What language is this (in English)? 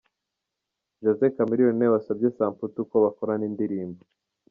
Kinyarwanda